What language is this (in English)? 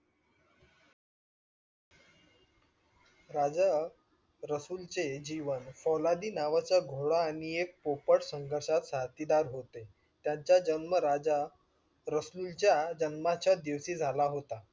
Marathi